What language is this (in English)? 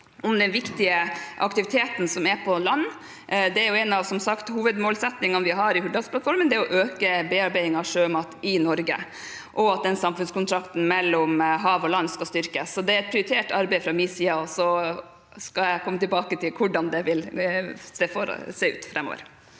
Norwegian